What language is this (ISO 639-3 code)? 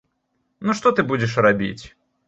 bel